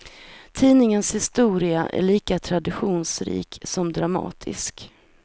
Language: Swedish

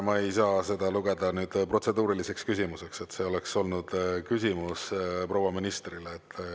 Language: Estonian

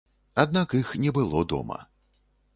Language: Belarusian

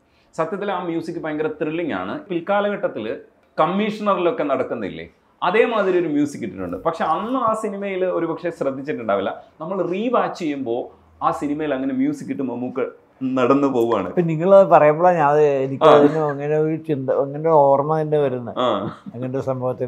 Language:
Malayalam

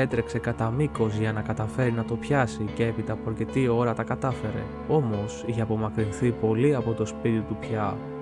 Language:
Greek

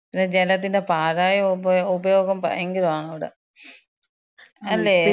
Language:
Malayalam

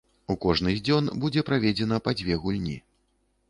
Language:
Belarusian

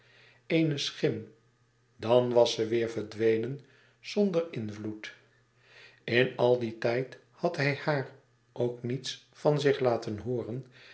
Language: Dutch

